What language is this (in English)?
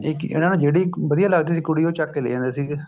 Punjabi